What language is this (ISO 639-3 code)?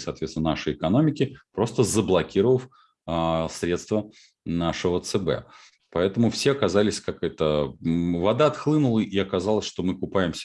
rus